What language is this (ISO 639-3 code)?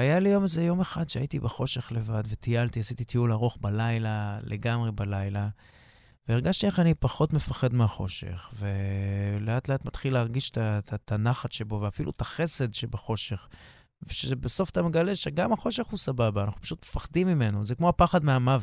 heb